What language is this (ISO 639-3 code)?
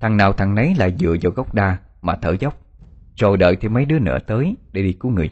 vie